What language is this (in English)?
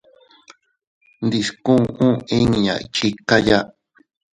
Teutila Cuicatec